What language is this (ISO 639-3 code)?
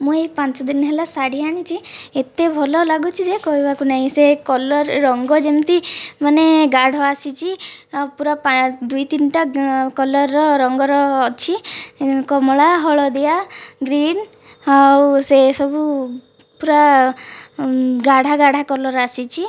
ori